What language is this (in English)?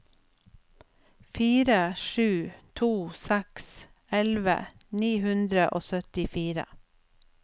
Norwegian